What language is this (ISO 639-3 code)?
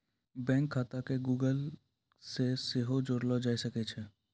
mai